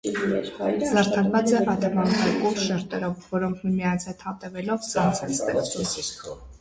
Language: Armenian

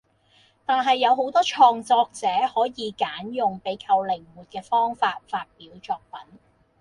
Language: Cantonese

